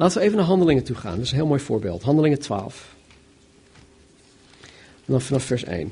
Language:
Dutch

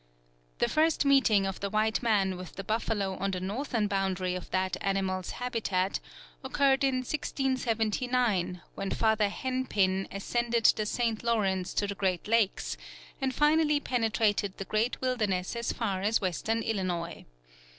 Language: English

